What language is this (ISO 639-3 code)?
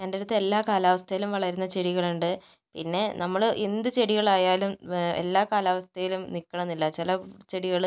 mal